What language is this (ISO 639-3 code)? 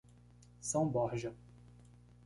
por